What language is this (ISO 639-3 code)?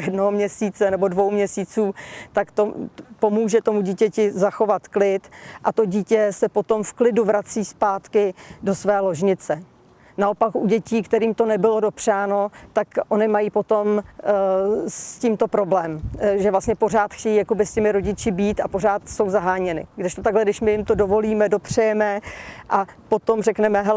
ces